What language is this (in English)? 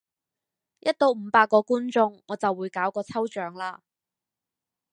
Cantonese